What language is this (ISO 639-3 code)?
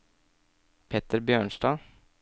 nor